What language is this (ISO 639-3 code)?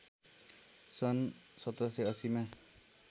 nep